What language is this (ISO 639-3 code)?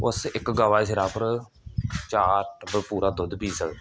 doi